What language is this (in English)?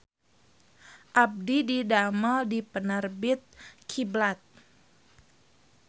Sundanese